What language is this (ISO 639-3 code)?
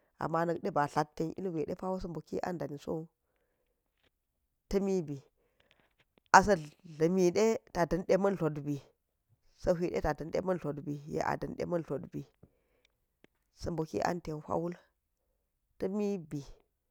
gyz